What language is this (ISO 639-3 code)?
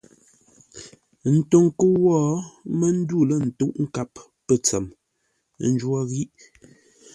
nla